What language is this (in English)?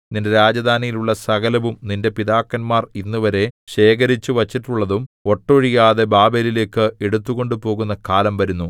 Malayalam